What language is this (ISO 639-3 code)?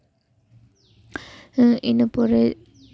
sat